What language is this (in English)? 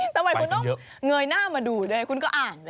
Thai